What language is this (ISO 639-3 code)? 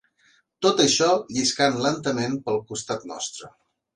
cat